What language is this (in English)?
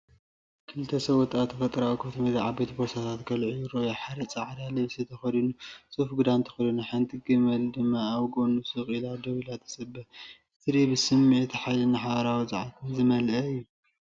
Tigrinya